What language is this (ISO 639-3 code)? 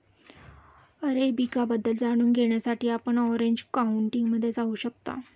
mar